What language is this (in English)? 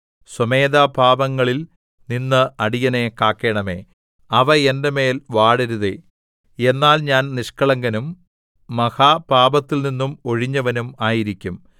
Malayalam